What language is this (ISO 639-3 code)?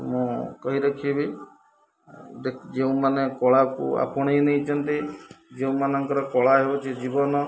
ori